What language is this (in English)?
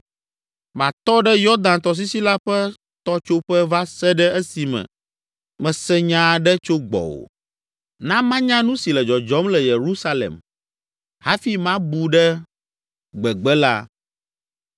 Ewe